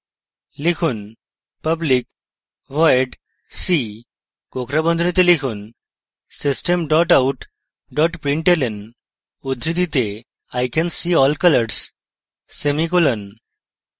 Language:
Bangla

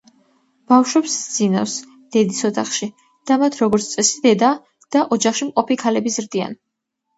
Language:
Georgian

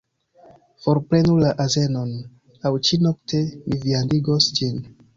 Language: Esperanto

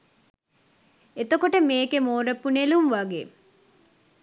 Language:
Sinhala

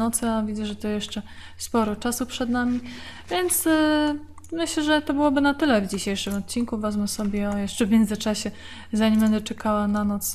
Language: Polish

